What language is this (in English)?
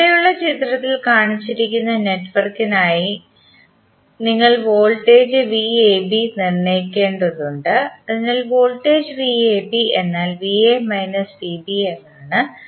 Malayalam